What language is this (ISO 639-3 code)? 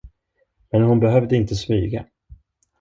swe